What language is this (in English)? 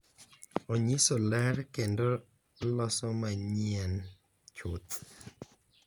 Luo (Kenya and Tanzania)